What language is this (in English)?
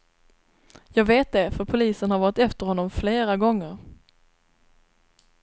Swedish